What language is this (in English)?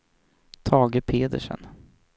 Swedish